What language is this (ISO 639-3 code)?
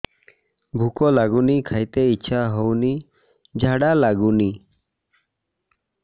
ori